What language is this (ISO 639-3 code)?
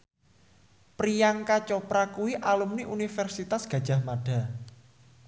jav